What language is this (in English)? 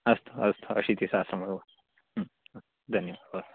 Sanskrit